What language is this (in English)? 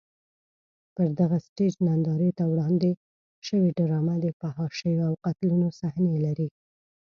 Pashto